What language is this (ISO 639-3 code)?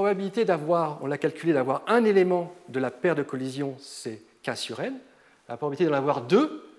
fra